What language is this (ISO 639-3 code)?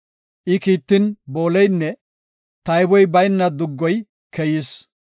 gof